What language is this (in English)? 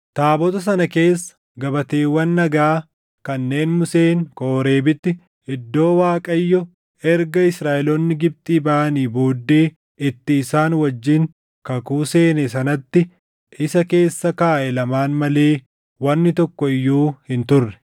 Oromo